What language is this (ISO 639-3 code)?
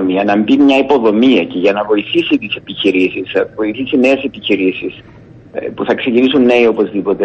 ell